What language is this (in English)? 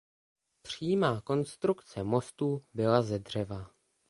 Czech